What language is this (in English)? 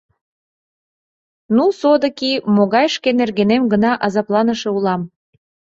Mari